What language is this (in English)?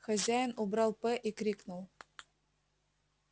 Russian